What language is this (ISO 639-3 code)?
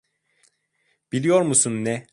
tur